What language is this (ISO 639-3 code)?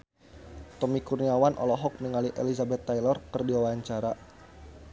sun